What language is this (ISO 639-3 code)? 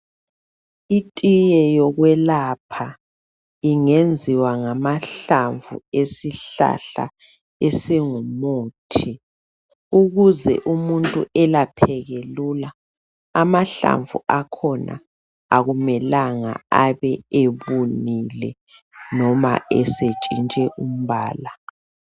nde